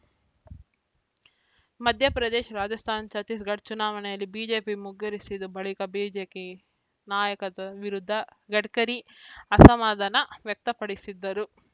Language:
Kannada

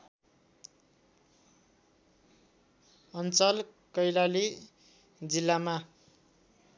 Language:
Nepali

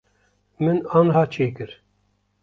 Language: Kurdish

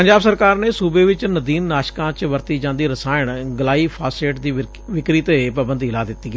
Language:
Punjabi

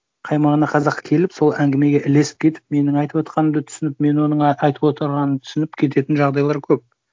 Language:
Kazakh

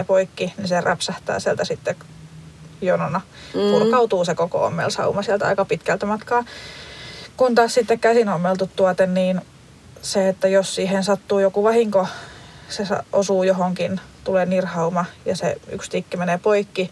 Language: Finnish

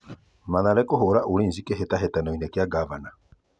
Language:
Kikuyu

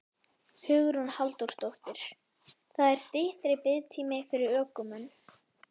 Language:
Icelandic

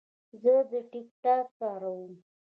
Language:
Pashto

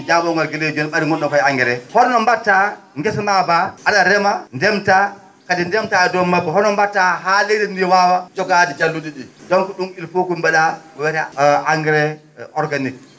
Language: Fula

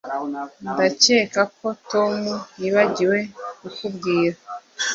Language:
Kinyarwanda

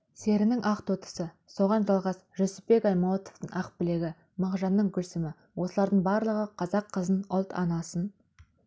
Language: Kazakh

